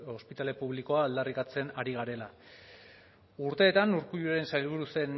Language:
Basque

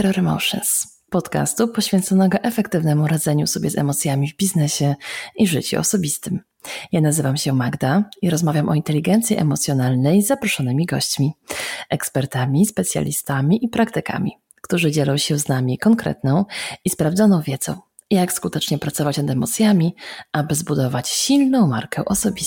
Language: Polish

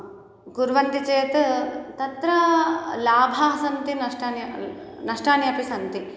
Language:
Sanskrit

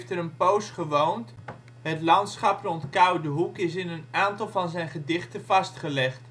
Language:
Dutch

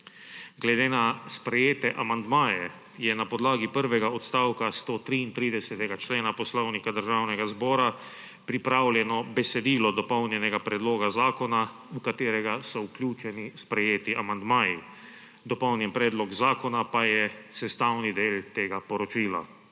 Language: Slovenian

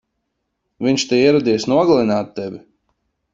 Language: Latvian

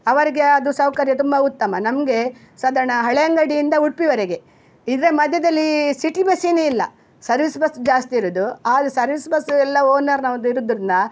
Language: Kannada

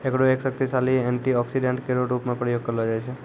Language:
Maithili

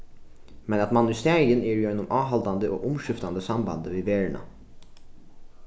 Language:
Faroese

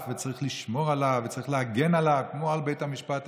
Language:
Hebrew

